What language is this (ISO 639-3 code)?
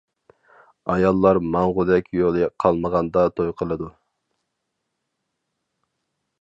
uig